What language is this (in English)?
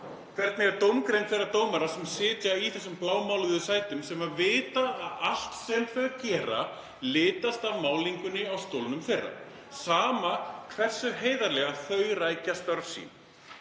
Icelandic